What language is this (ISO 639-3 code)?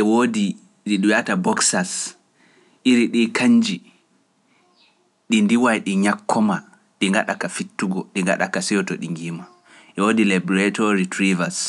fuf